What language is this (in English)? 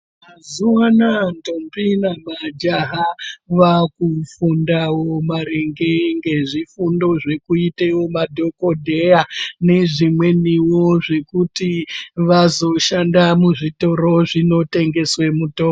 Ndau